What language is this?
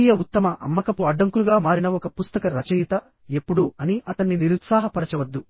Telugu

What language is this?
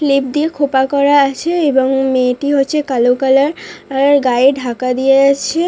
Bangla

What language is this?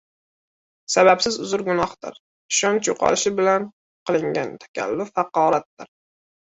Uzbek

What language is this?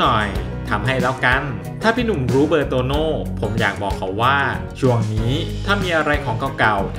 Thai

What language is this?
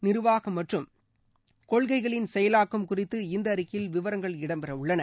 Tamil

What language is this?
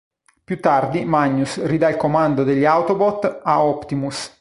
Italian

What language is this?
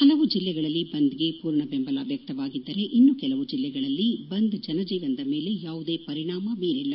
Kannada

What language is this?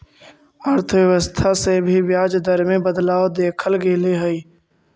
Magahi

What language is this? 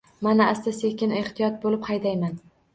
Uzbek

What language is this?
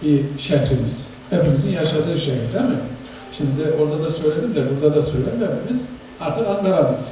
Turkish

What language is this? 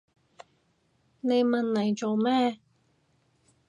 Cantonese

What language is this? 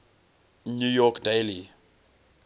English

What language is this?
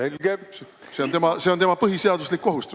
Estonian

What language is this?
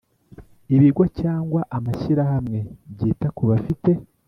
Kinyarwanda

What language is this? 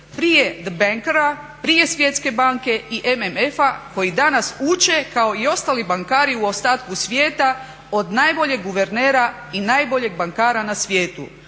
Croatian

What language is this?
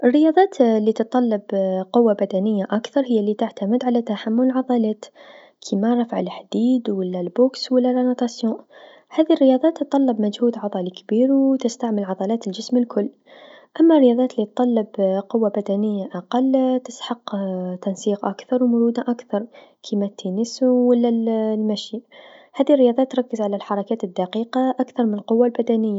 Tunisian Arabic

